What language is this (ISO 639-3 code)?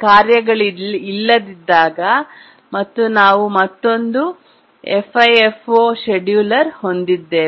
kan